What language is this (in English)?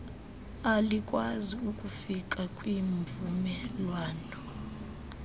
Xhosa